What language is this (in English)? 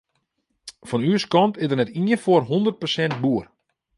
Western Frisian